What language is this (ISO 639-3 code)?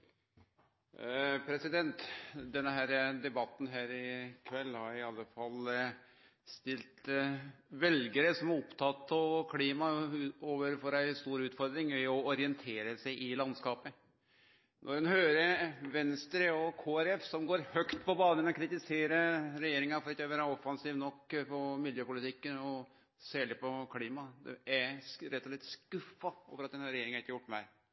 nor